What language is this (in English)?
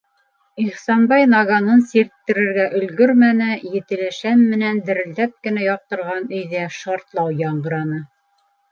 Bashkir